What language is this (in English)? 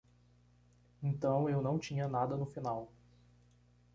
Portuguese